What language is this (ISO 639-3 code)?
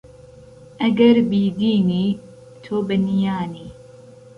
ckb